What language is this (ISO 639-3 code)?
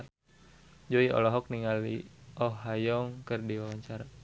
sun